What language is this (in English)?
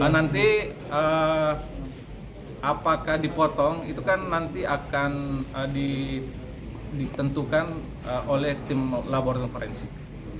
Indonesian